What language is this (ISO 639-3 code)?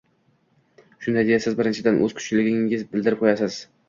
uzb